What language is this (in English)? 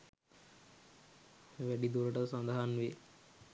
Sinhala